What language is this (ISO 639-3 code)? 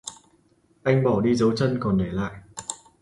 vie